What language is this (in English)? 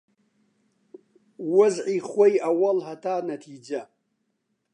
Central Kurdish